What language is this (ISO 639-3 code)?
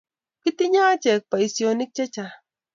kln